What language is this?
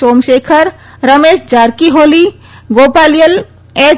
Gujarati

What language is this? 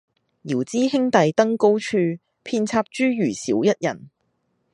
Cantonese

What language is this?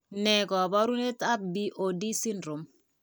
Kalenjin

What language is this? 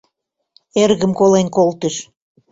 Mari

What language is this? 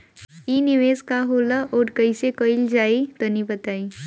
Bhojpuri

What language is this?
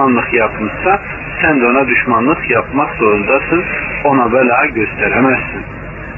Turkish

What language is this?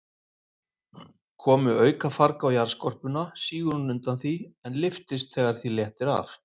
Icelandic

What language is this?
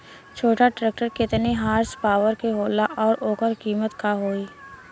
Bhojpuri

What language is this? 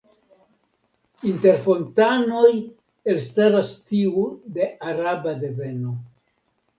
Esperanto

